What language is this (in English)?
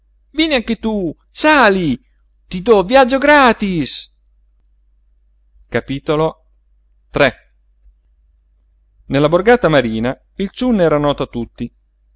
Italian